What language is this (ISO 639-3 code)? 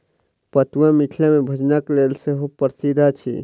mai